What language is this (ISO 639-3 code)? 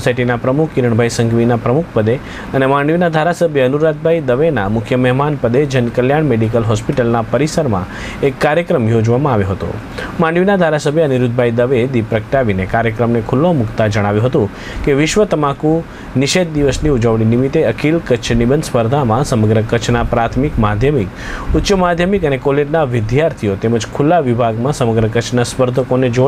guj